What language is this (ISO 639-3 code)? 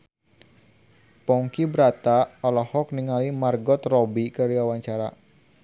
sun